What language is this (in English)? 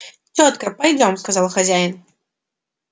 Russian